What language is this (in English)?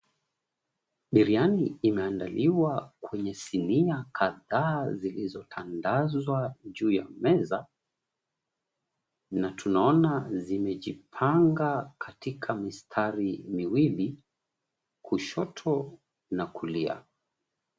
Swahili